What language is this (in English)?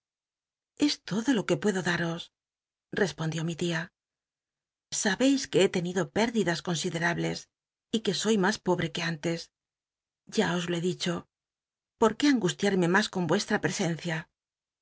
Spanish